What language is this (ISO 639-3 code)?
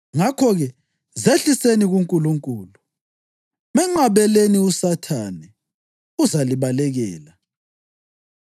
nde